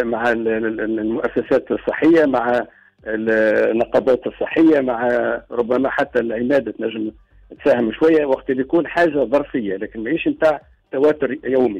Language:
Arabic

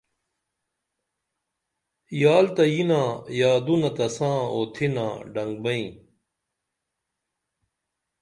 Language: Dameli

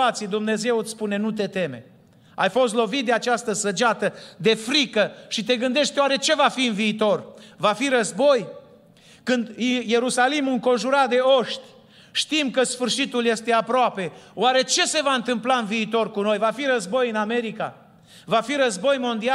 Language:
Romanian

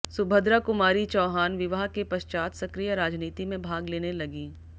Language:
Hindi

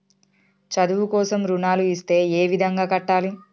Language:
Telugu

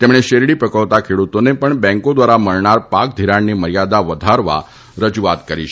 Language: Gujarati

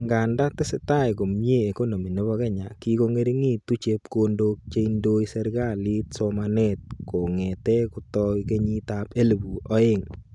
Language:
Kalenjin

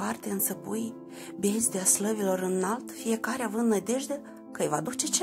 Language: Romanian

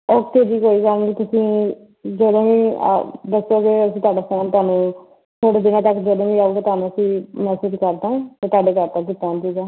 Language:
Punjabi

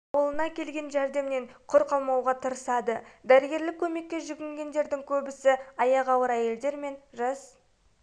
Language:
Kazakh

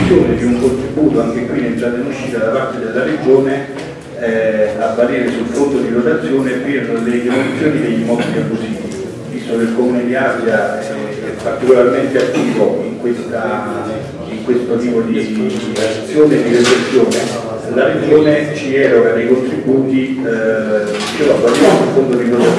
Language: Italian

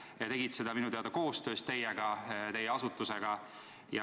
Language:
Estonian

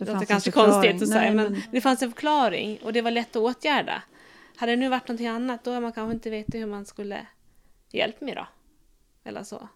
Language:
Swedish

